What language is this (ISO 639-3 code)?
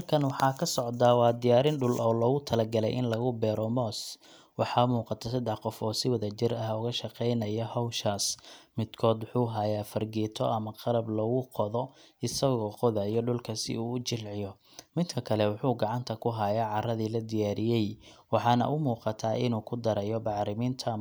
som